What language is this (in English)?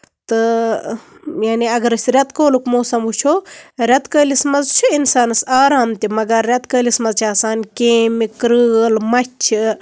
Kashmiri